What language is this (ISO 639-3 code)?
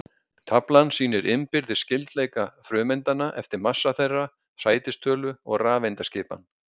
isl